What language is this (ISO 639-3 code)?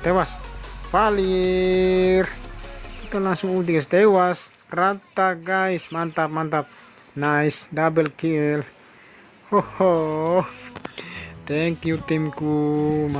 ind